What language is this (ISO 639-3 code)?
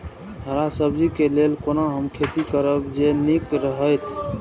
mai